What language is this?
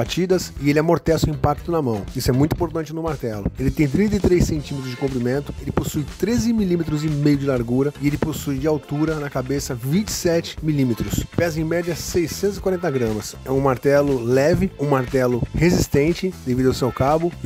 Portuguese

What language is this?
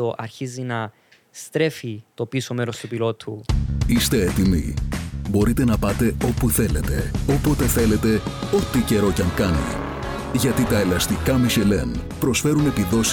Greek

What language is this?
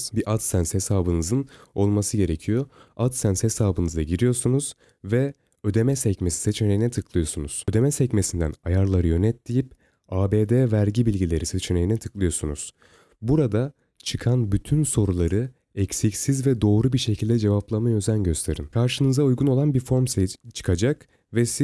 Turkish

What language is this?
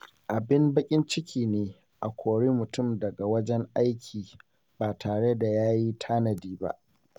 Hausa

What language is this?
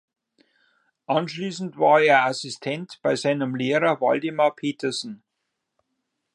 German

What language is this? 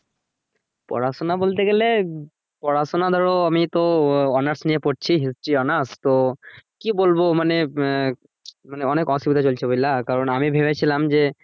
Bangla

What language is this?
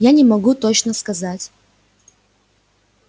Russian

